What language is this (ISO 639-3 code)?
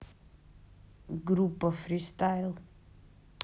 rus